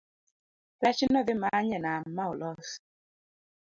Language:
Luo (Kenya and Tanzania)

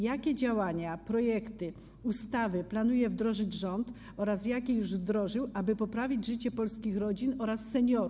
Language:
Polish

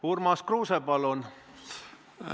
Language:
Estonian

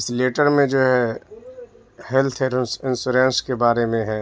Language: Urdu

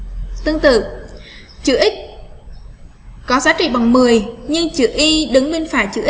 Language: Vietnamese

